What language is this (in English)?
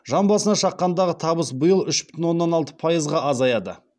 Kazakh